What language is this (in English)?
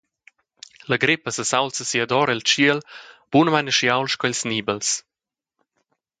Romansh